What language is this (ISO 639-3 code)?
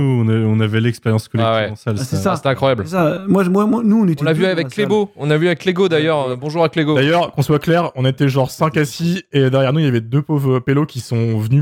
fra